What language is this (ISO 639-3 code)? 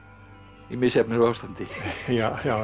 isl